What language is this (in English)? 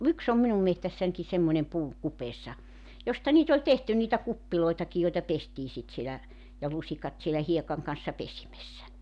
Finnish